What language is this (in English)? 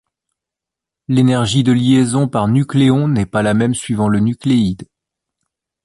French